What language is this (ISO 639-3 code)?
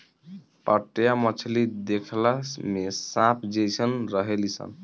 bho